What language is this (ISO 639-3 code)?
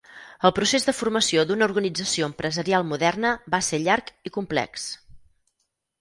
cat